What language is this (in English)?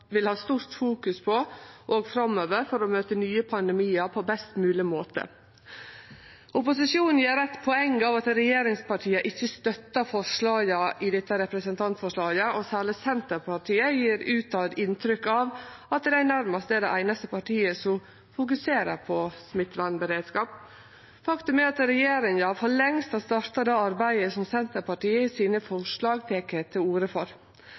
Norwegian Nynorsk